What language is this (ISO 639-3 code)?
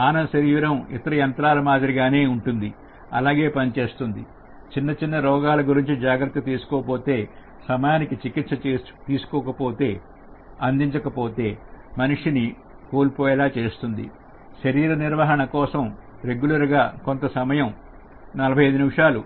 tel